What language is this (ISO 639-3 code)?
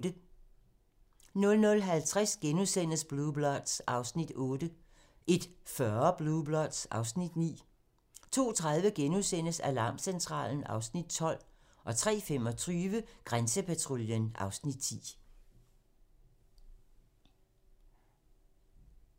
dan